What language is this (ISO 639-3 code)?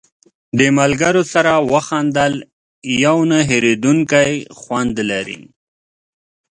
pus